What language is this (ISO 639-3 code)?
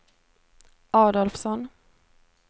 swe